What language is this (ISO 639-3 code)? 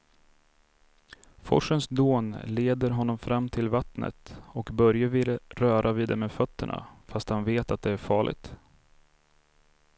swe